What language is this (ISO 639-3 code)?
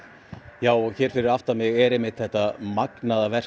isl